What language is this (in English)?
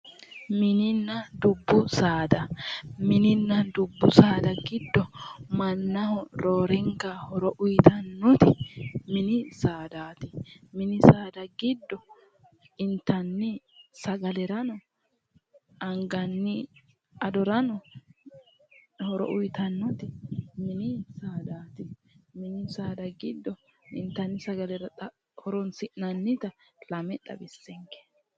Sidamo